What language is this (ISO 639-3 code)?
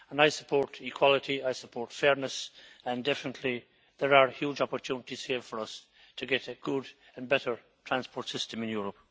eng